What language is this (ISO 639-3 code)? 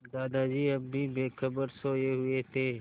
hin